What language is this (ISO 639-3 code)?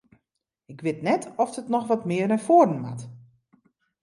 fry